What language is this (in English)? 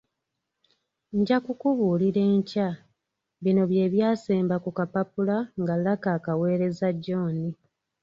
Ganda